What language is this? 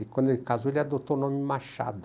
Portuguese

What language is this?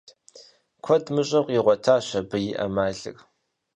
Kabardian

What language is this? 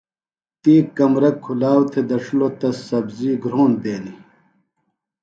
Phalura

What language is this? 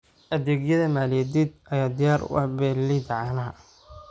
Somali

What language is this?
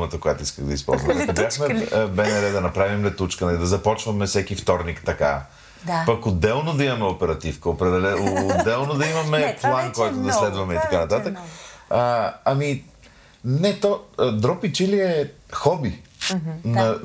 Bulgarian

